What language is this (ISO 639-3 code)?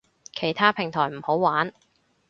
yue